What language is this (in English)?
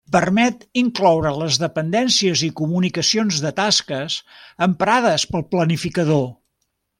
Catalan